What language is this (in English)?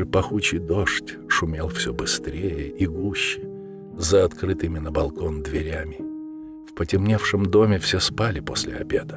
Russian